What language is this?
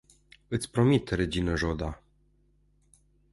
Romanian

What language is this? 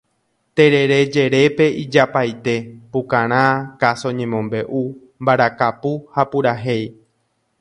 Guarani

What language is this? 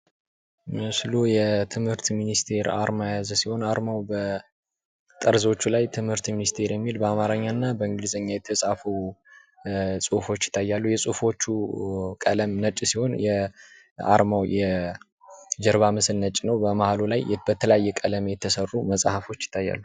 Amharic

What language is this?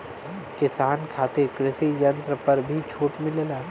Bhojpuri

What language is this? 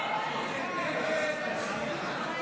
Hebrew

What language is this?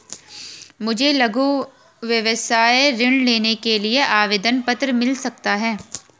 Hindi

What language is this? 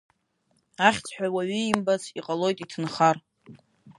Abkhazian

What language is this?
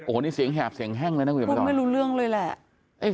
Thai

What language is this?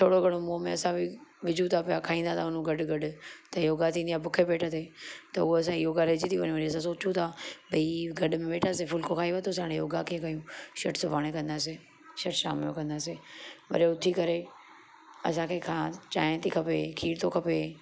Sindhi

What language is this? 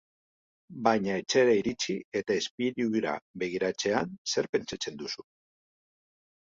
Basque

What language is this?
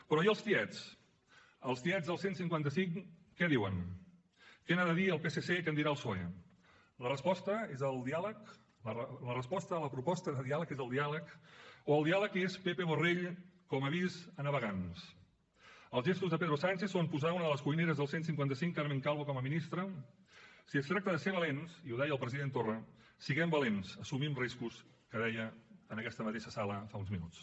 Catalan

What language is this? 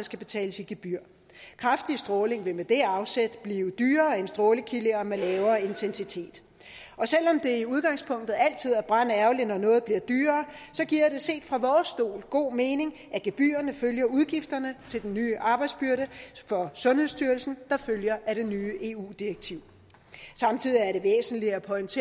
Danish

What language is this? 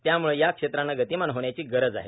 Marathi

